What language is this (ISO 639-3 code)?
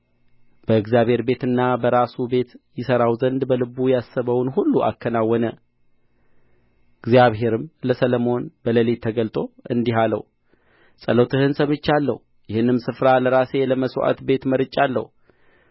amh